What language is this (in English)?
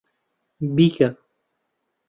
Central Kurdish